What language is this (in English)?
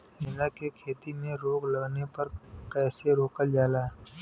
Bhojpuri